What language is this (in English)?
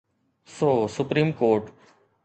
Sindhi